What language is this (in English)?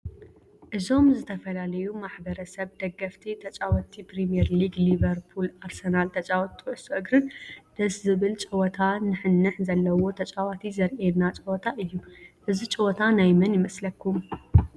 Tigrinya